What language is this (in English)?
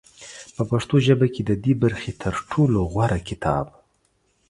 Pashto